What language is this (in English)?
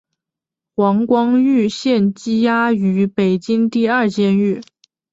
Chinese